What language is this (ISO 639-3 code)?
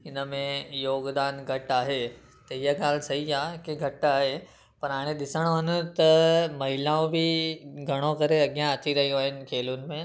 snd